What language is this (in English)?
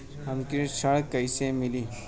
Bhojpuri